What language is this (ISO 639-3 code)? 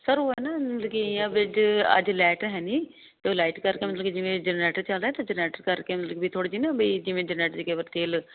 pan